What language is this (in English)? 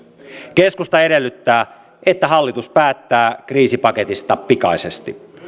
Finnish